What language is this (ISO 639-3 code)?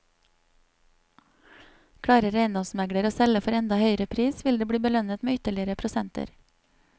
nor